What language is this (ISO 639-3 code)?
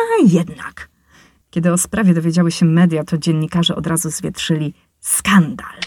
pol